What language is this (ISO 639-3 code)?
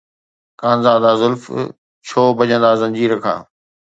snd